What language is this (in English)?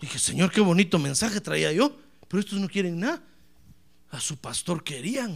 Spanish